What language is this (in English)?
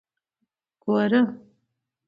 Pashto